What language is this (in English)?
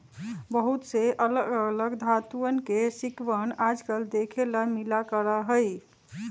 Magahi